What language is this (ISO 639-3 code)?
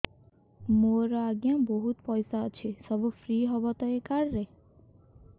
ori